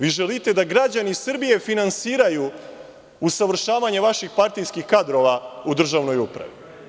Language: Serbian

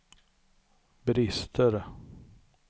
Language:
Swedish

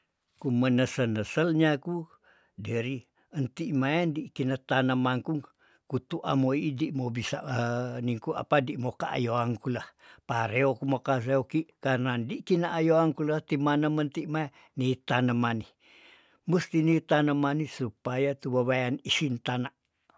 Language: Tondano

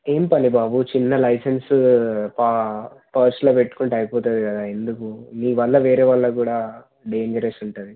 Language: Telugu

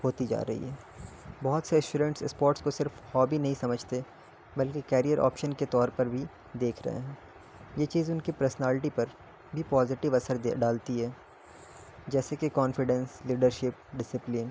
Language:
Urdu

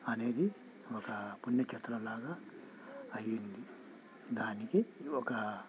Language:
Telugu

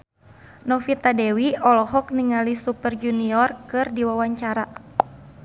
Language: Sundanese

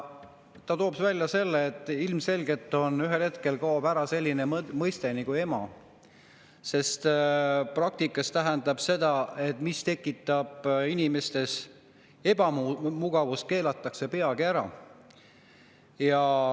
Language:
Estonian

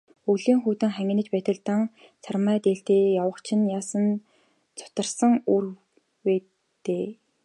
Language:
Mongolian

